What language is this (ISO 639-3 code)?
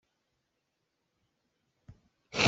cnh